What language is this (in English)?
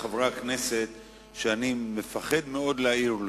Hebrew